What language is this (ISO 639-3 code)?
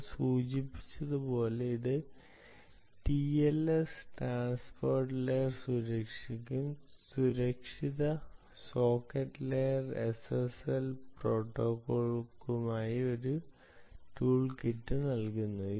mal